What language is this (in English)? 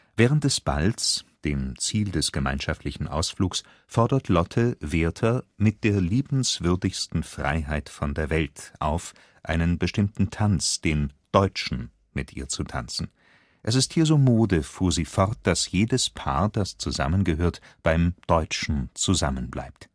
German